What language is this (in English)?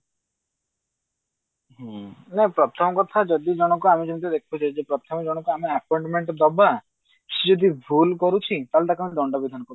Odia